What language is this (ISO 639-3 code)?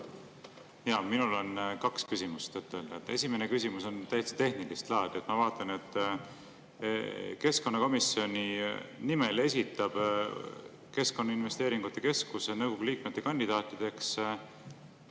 est